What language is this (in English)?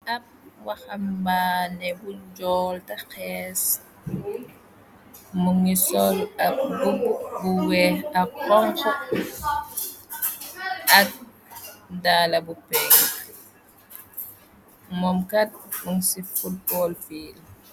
Wolof